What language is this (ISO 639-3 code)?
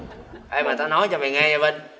vie